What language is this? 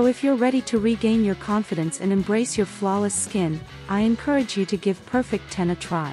English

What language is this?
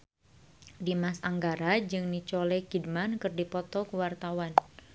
Sundanese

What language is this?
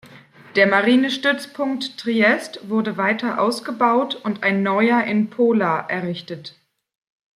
German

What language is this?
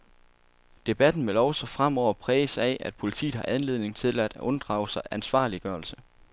Danish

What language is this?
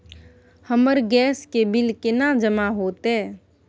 Maithili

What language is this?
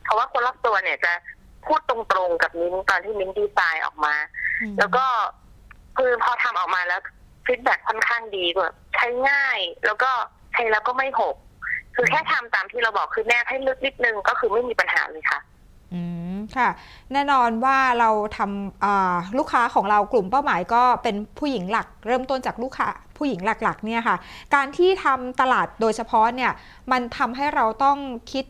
Thai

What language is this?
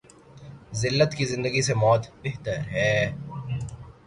Urdu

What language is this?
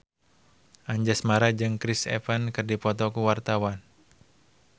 Sundanese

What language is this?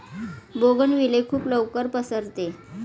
Marathi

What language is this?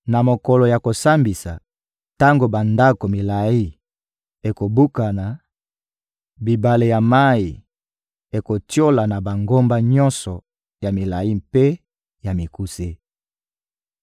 Lingala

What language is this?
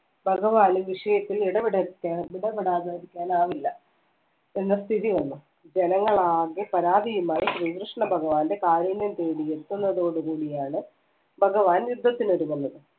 Malayalam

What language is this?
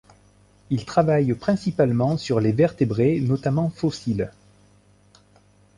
French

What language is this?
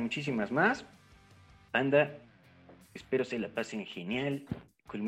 Spanish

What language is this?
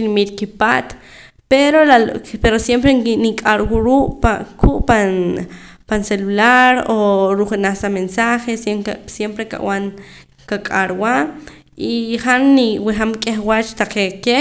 Poqomam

